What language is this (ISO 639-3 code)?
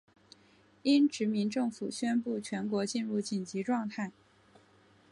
zho